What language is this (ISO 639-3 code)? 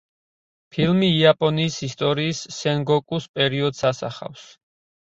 kat